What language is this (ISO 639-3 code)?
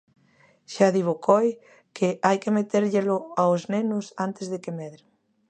glg